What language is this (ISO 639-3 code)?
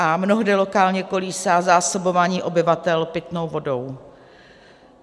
ces